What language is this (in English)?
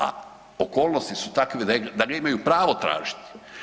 Croatian